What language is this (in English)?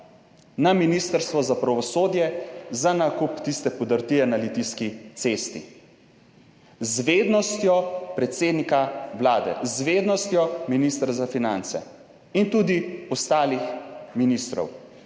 Slovenian